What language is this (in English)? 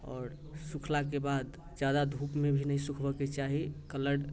Maithili